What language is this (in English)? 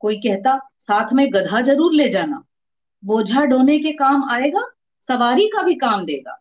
Hindi